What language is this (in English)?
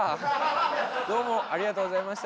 Japanese